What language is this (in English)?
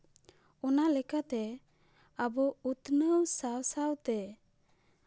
Santali